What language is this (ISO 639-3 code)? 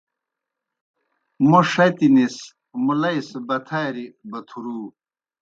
plk